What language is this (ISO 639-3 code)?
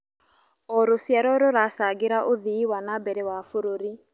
kik